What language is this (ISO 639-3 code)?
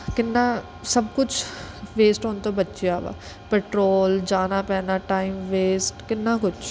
pan